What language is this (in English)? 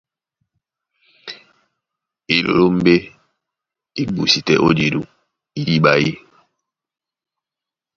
Duala